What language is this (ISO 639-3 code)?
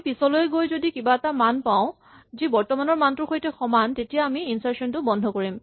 asm